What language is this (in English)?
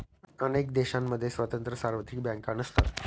Marathi